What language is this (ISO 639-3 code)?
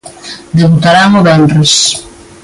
glg